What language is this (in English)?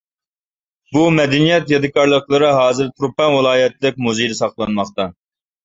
Uyghur